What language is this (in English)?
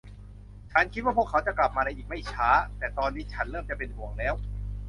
Thai